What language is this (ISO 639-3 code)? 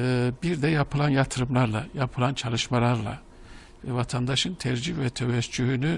tur